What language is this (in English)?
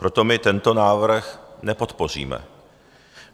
Czech